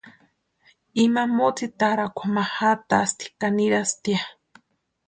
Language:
Western Highland Purepecha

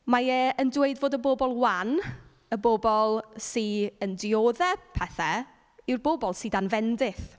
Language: Welsh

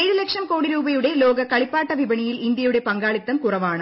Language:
Malayalam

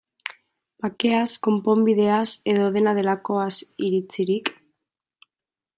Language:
Basque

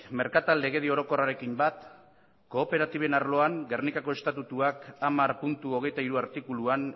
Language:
Basque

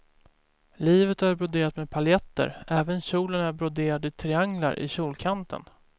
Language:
Swedish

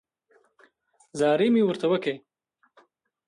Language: Pashto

